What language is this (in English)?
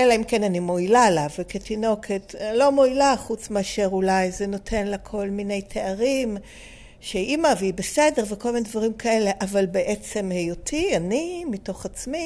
Hebrew